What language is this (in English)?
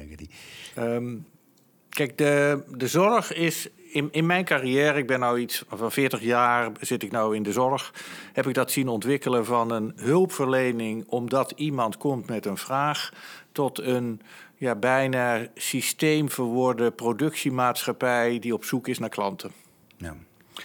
Dutch